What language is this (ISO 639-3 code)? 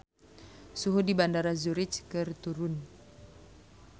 sun